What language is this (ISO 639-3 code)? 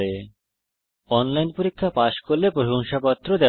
ben